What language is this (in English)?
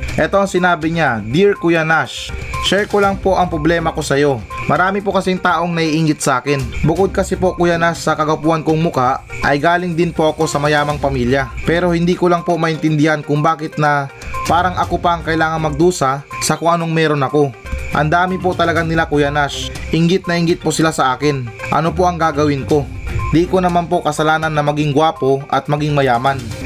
Filipino